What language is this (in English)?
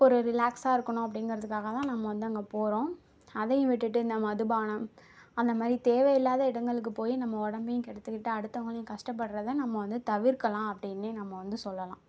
Tamil